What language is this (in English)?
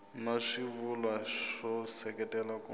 Tsonga